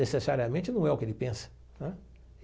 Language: Portuguese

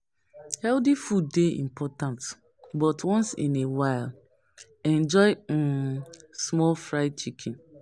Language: Nigerian Pidgin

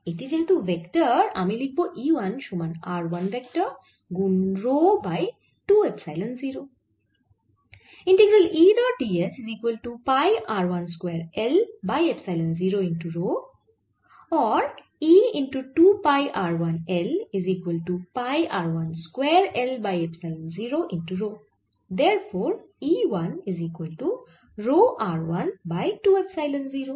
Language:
Bangla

